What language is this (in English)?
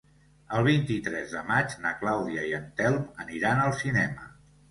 Catalan